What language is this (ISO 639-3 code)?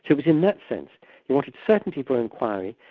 eng